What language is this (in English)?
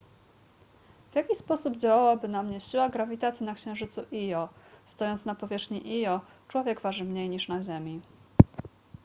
Polish